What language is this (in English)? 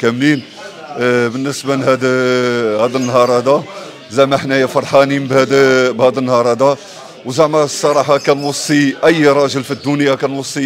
Arabic